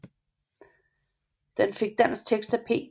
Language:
Danish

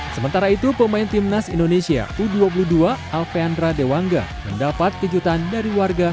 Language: Indonesian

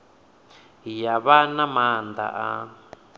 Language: Venda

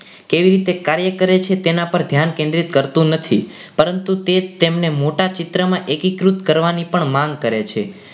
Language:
Gujarati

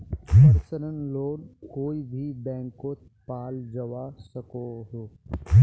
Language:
Magahi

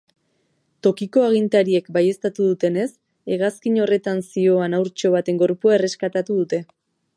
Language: Basque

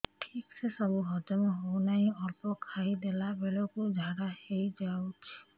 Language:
Odia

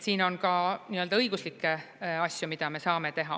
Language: Estonian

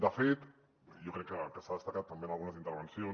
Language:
Catalan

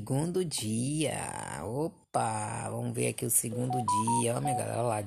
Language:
Portuguese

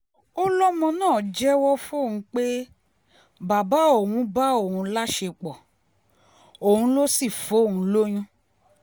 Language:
Yoruba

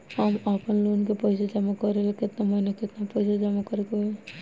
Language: Bhojpuri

